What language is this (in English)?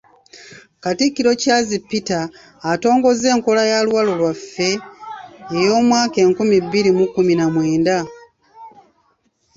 Ganda